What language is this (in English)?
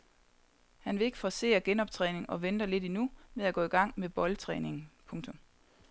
Danish